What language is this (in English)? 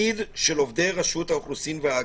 Hebrew